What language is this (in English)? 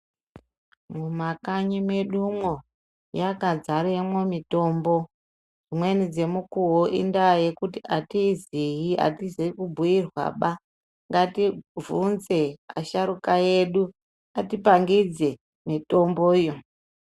Ndau